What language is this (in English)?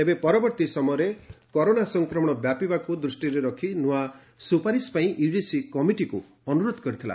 Odia